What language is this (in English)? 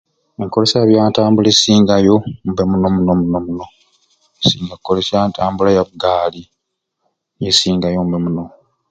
Ruuli